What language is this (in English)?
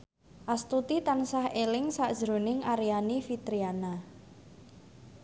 Javanese